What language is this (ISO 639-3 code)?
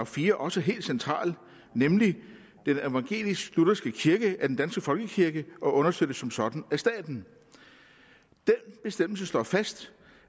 dan